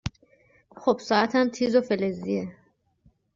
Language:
Persian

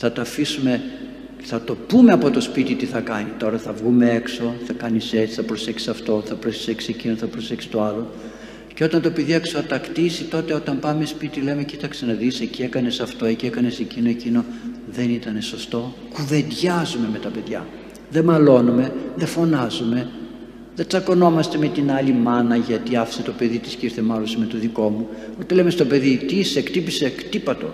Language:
Greek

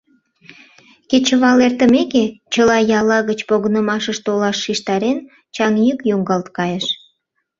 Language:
Mari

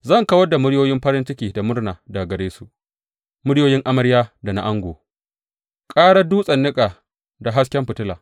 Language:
Hausa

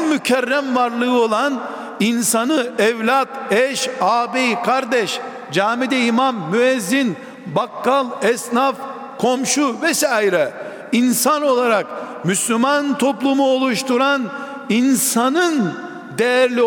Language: Turkish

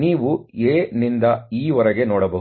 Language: Kannada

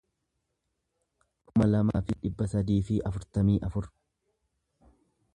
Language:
Oromo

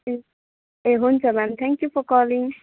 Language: Nepali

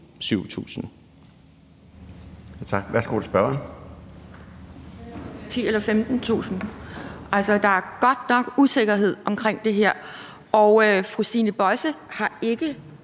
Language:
Danish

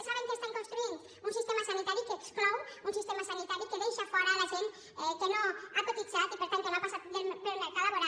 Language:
Catalan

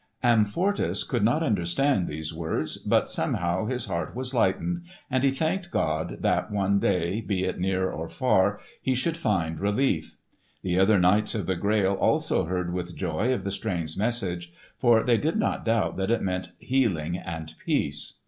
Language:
English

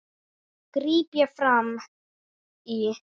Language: Icelandic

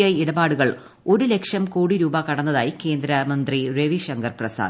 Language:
Malayalam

